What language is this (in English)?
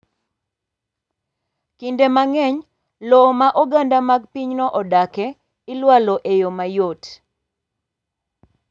Luo (Kenya and Tanzania)